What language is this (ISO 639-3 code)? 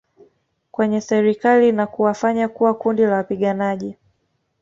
swa